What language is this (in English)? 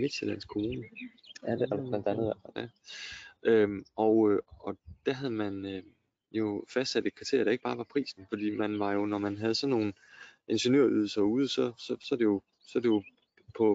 Danish